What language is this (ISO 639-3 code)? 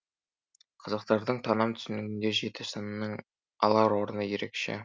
kaz